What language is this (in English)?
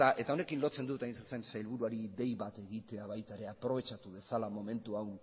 Basque